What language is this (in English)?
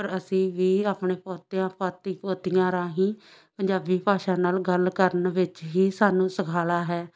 Punjabi